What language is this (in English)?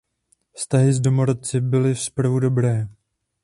Czech